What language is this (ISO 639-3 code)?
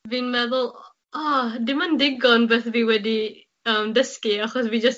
cym